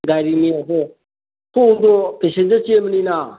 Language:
Manipuri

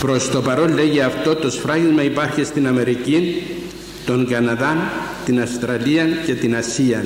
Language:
Greek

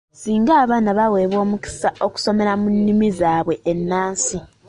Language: Ganda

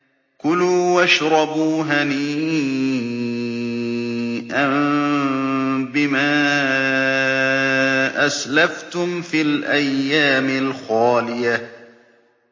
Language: Arabic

